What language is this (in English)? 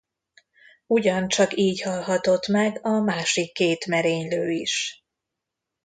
Hungarian